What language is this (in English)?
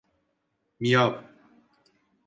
Turkish